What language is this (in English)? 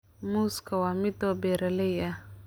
Somali